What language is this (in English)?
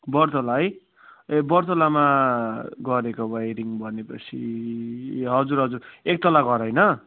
Nepali